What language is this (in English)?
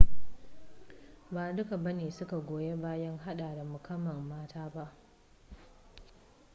Hausa